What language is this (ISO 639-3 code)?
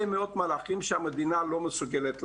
heb